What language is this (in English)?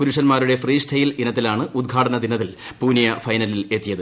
Malayalam